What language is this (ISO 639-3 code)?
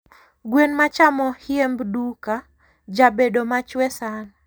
luo